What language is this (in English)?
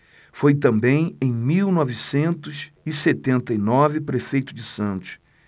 Portuguese